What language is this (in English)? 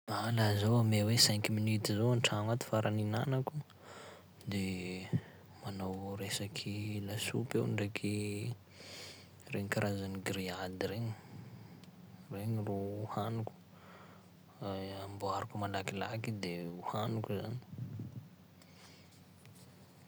Sakalava Malagasy